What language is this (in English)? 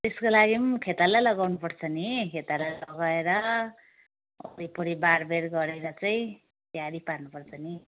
Nepali